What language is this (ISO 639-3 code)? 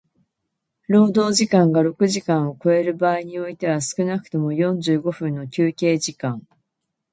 jpn